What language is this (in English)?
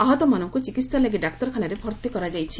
Odia